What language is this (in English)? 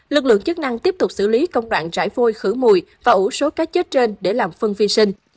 Vietnamese